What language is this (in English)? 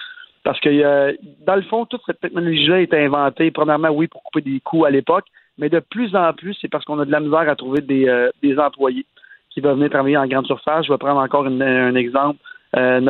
French